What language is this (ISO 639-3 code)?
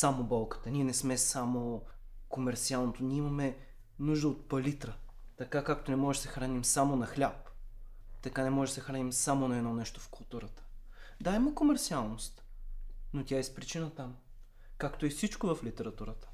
bul